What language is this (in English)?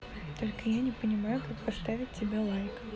Russian